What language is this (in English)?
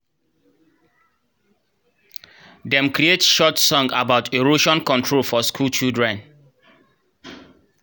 Nigerian Pidgin